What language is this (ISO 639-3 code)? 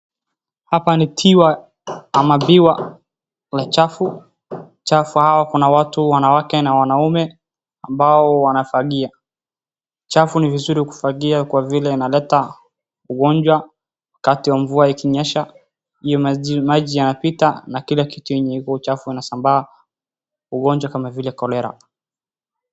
swa